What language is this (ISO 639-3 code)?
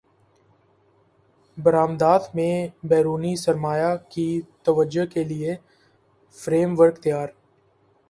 urd